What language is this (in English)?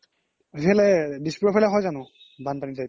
Assamese